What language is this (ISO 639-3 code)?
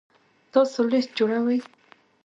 pus